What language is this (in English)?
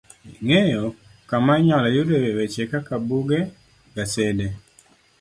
Luo (Kenya and Tanzania)